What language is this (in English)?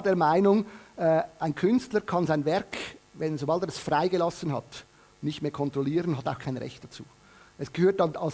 German